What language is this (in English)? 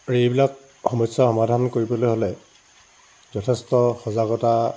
Assamese